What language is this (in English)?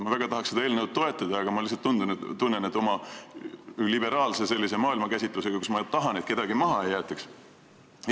Estonian